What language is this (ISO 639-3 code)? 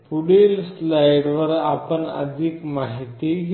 mar